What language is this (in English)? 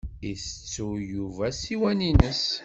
Kabyle